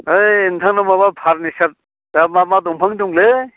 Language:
Bodo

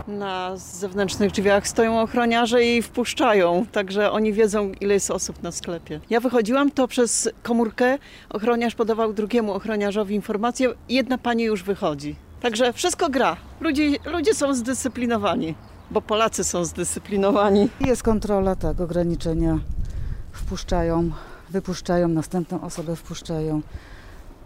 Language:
Polish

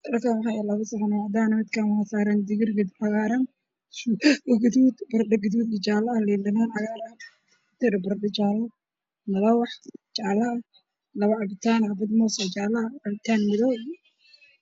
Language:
Somali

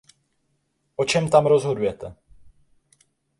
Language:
Czech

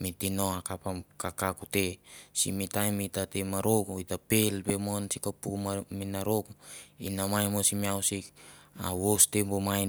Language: Mandara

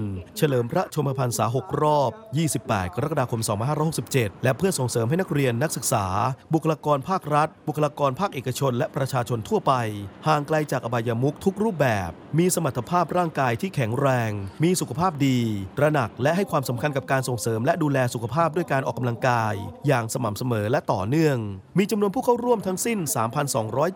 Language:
Thai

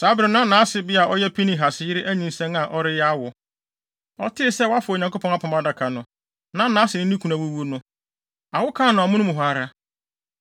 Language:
Akan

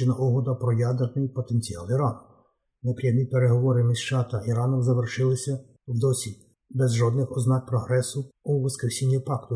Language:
Ukrainian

